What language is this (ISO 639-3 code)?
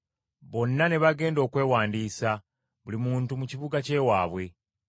lug